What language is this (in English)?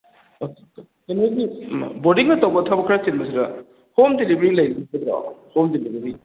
Manipuri